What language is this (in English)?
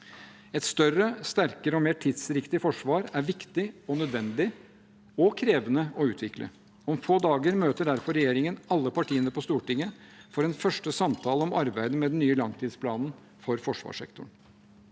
Norwegian